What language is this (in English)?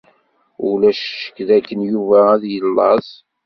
Kabyle